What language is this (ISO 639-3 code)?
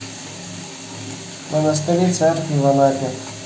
rus